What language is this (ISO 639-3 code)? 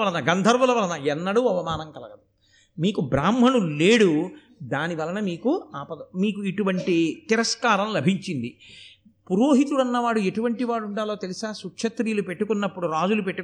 tel